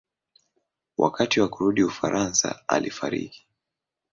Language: Swahili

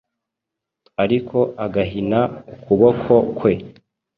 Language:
Kinyarwanda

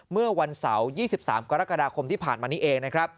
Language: Thai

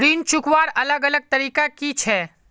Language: Magahi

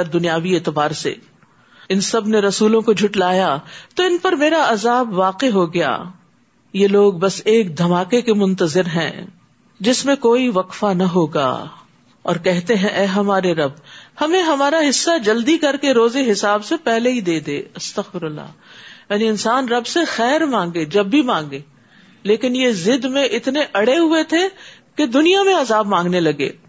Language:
Urdu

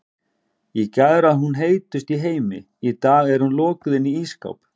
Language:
Icelandic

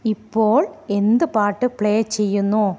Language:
Malayalam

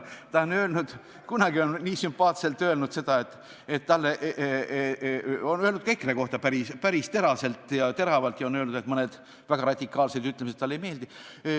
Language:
Estonian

